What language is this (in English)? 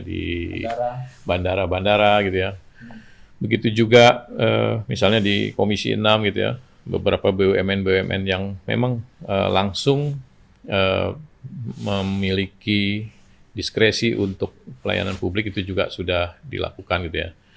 Indonesian